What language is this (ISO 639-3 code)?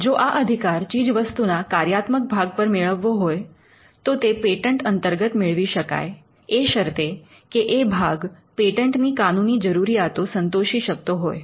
guj